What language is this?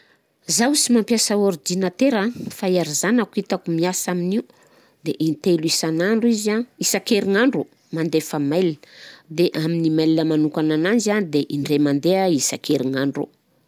Southern Betsimisaraka Malagasy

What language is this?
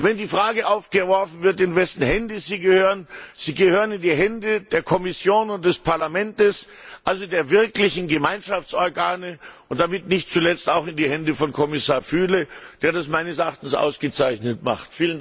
German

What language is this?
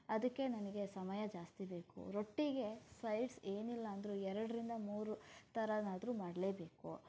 Kannada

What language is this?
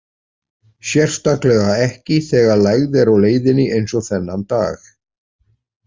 Icelandic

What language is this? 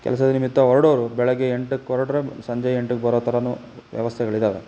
Kannada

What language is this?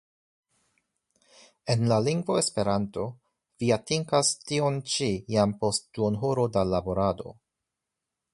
Esperanto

